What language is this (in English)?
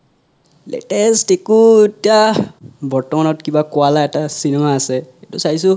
Assamese